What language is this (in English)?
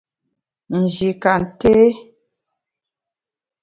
Bamun